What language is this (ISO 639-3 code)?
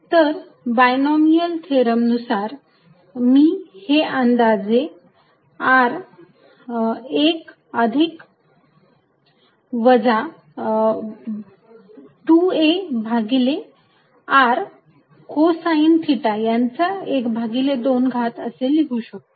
mar